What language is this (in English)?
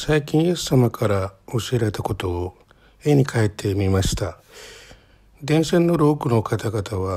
Japanese